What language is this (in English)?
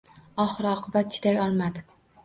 Uzbek